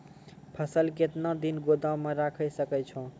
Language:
Maithili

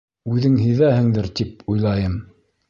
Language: Bashkir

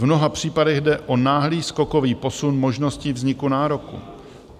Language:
Czech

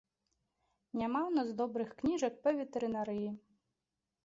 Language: Belarusian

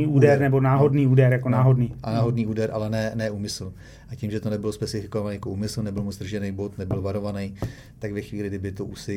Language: Czech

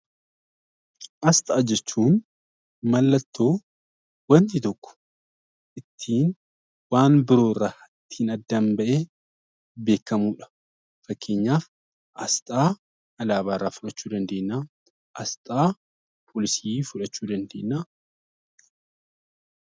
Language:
Oromo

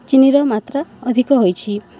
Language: Odia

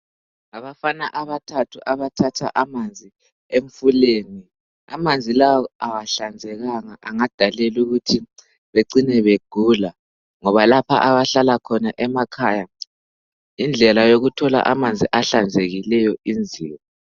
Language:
North Ndebele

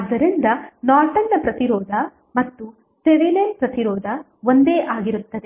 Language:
Kannada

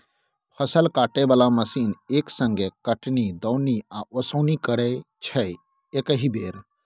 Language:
Maithili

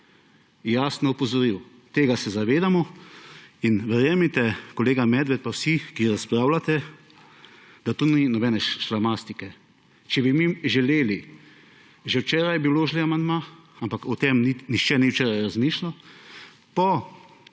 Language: Slovenian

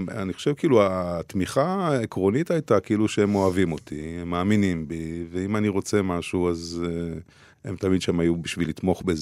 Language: Hebrew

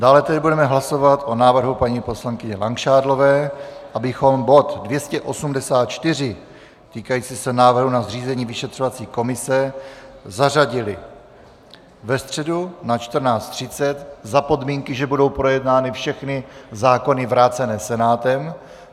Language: Czech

